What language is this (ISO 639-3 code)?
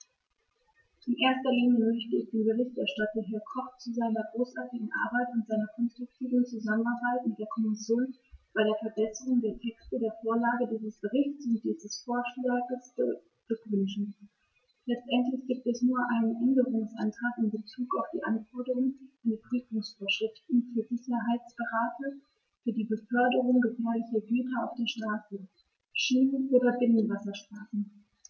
deu